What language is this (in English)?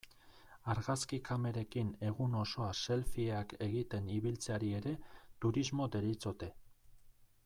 Basque